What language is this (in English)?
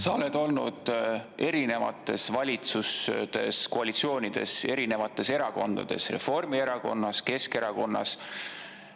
Estonian